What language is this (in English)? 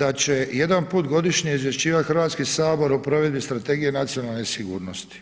Croatian